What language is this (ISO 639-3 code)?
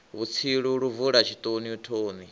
ven